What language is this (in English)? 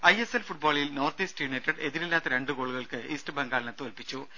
Malayalam